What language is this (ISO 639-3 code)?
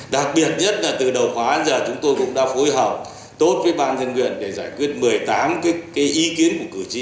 vie